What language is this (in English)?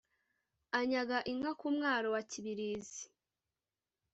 Kinyarwanda